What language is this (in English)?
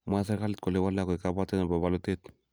Kalenjin